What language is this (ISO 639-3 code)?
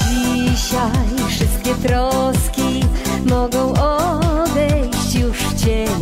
pol